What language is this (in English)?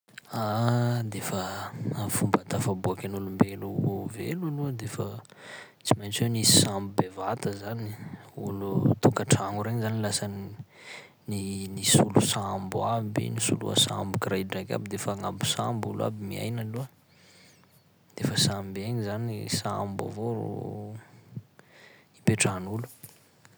Sakalava Malagasy